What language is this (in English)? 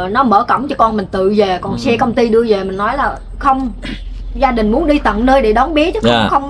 Vietnamese